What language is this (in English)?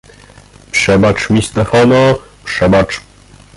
Polish